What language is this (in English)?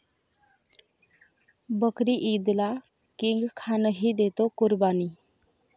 Marathi